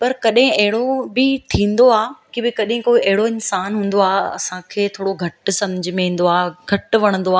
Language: Sindhi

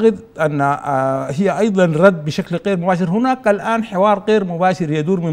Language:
Arabic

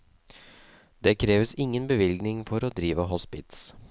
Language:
Norwegian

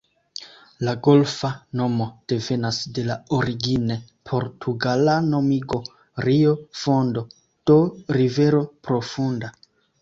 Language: Esperanto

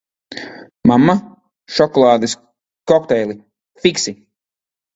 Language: Latvian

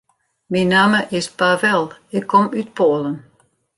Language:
Western Frisian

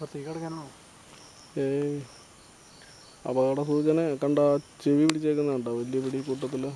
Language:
Arabic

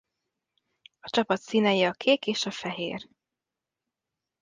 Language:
Hungarian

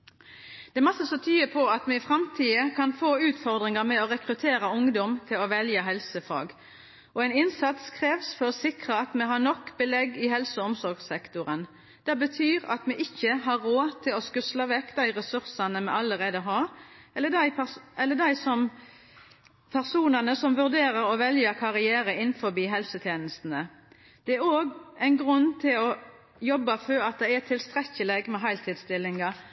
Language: Norwegian Nynorsk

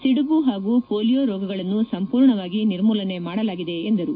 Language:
Kannada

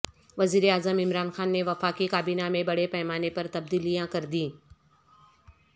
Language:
Urdu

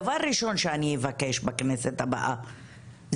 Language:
Hebrew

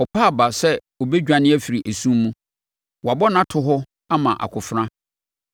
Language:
Akan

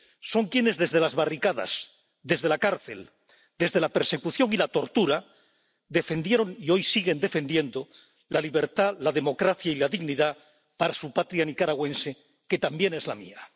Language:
Spanish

